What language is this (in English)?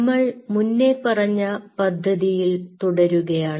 Malayalam